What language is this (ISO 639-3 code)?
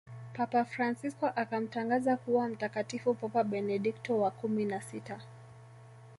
swa